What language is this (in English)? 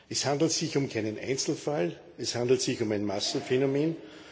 German